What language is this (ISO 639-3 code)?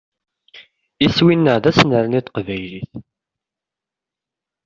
kab